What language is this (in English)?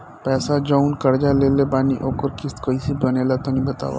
Bhojpuri